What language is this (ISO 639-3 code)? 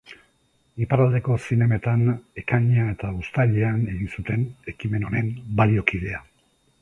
eus